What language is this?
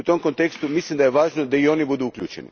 Croatian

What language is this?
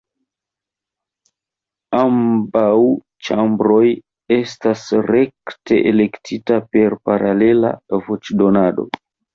Esperanto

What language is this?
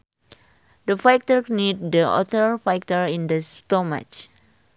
Sundanese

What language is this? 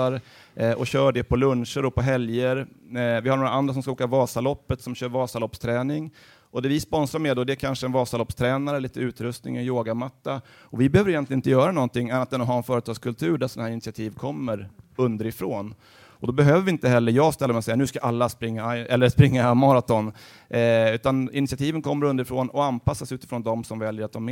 Swedish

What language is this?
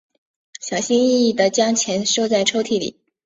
Chinese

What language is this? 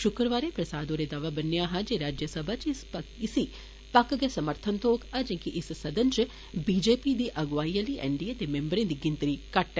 Dogri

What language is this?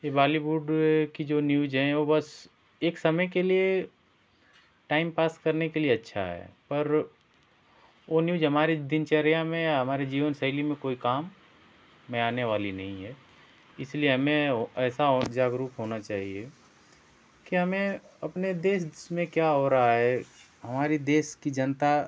Hindi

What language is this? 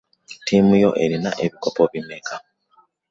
Ganda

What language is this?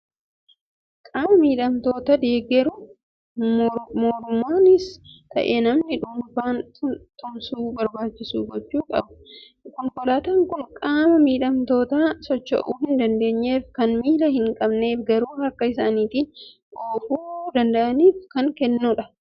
Oromo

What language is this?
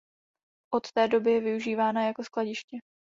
Czech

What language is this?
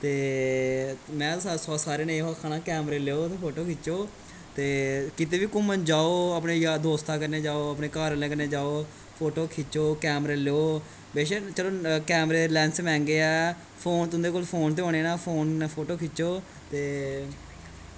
Dogri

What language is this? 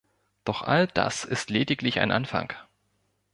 German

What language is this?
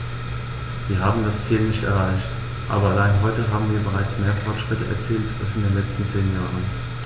German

